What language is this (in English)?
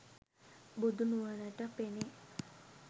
Sinhala